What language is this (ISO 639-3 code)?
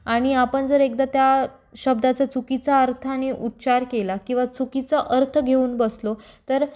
mar